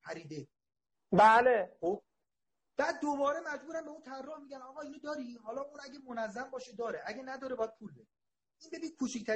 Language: Persian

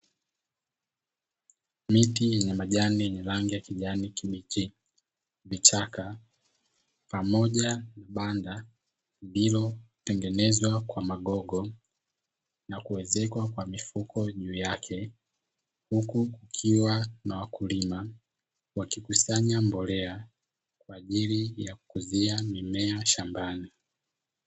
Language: Swahili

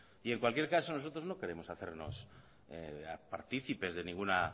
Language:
Spanish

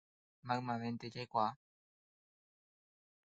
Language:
Guarani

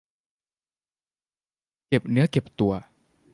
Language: Thai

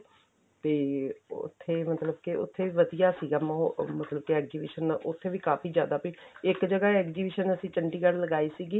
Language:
Punjabi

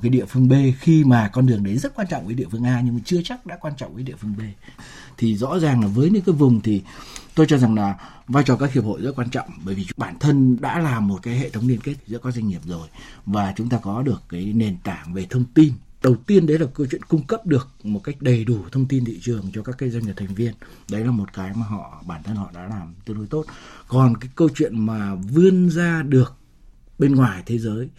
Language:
Vietnamese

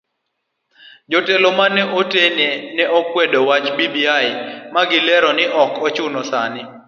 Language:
Luo (Kenya and Tanzania)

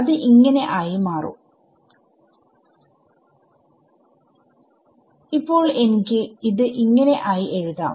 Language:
Malayalam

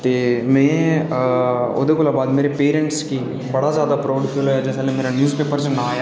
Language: Dogri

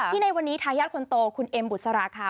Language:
Thai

